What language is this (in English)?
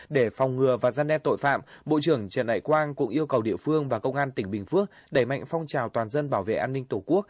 Vietnamese